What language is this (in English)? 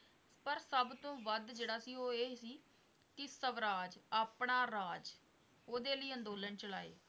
Punjabi